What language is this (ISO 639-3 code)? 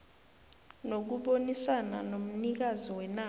nbl